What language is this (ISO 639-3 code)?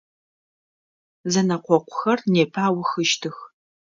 ady